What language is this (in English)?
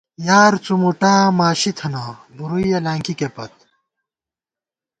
Gawar-Bati